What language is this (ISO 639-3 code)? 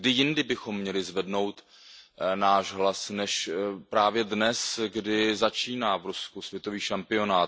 ces